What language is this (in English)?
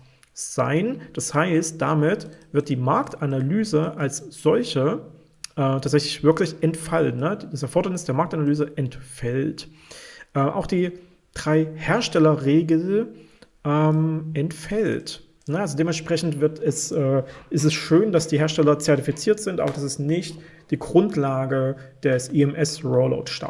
German